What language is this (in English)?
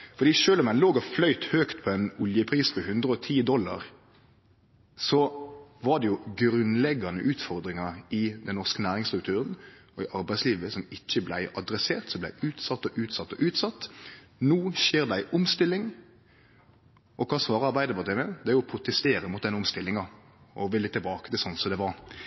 Norwegian Nynorsk